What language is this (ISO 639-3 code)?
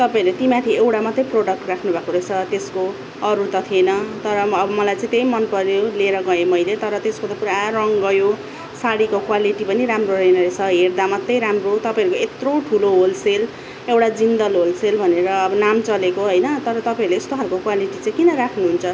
nep